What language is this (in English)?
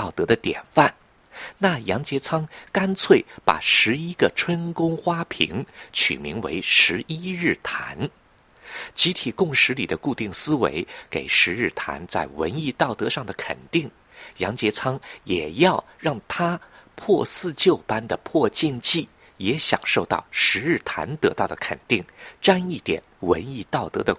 Chinese